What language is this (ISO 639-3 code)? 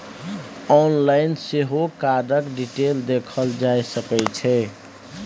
mai